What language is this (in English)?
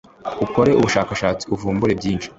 Kinyarwanda